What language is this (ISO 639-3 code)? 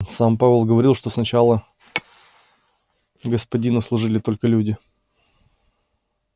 rus